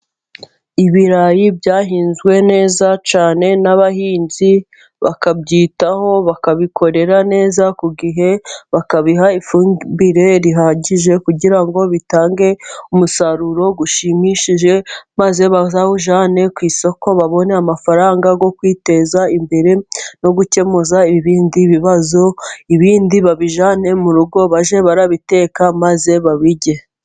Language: Kinyarwanda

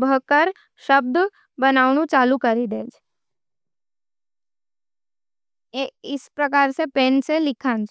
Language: Nimadi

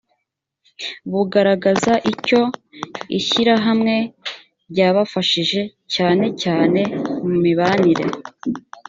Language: Kinyarwanda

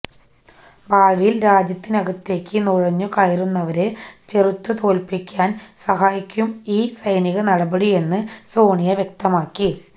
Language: Malayalam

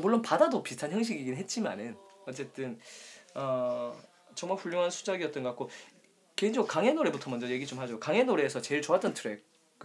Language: Korean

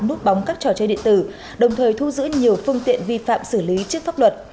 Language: Vietnamese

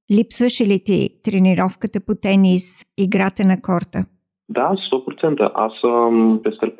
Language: Bulgarian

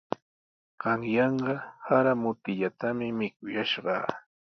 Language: Sihuas Ancash Quechua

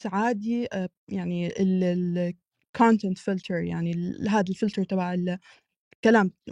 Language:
Arabic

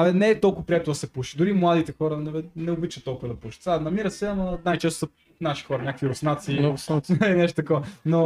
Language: Bulgarian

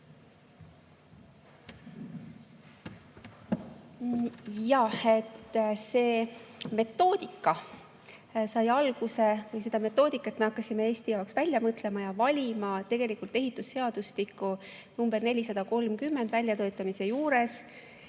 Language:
Estonian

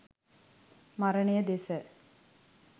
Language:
Sinhala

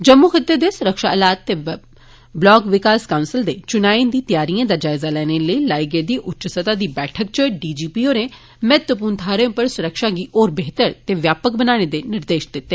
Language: Dogri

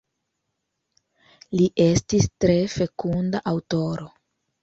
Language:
Esperanto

